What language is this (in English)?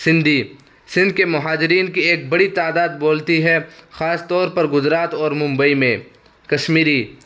Urdu